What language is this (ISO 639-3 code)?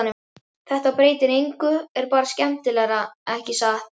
isl